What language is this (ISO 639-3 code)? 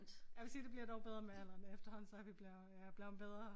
dan